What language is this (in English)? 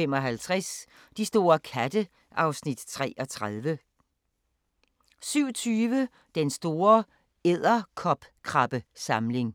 Danish